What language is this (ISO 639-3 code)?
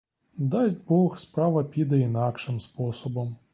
ukr